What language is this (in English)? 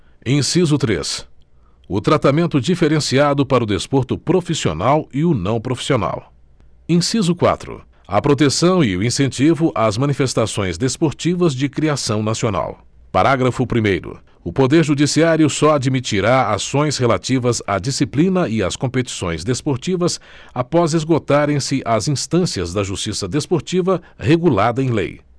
Portuguese